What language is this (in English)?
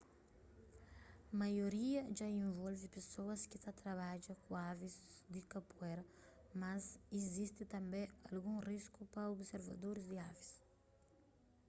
Kabuverdianu